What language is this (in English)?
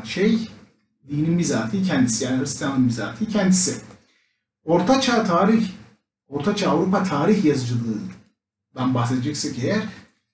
Turkish